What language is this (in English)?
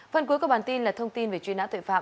Vietnamese